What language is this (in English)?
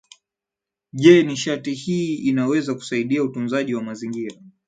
Swahili